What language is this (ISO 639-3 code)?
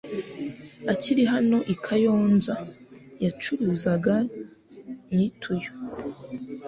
kin